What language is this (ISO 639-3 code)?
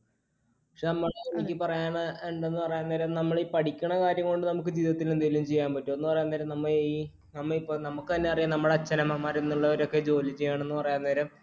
mal